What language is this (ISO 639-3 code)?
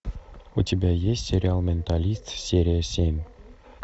rus